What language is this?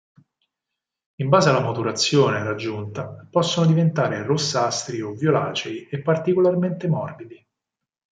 Italian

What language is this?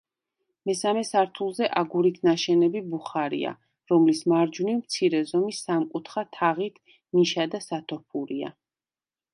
Georgian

